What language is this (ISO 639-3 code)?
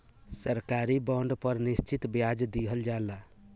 bho